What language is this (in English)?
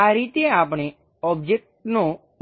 Gujarati